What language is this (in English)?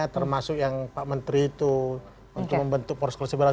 Indonesian